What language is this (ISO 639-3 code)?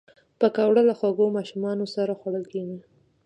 pus